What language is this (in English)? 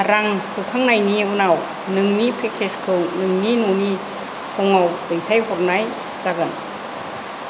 Bodo